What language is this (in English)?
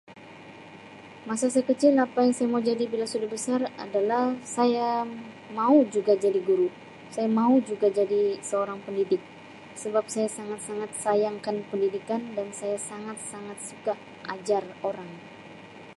Sabah Malay